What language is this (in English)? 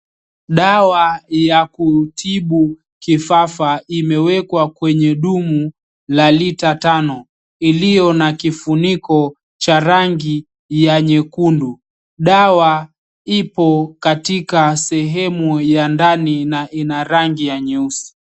Swahili